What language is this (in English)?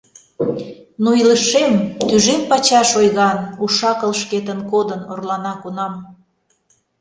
Mari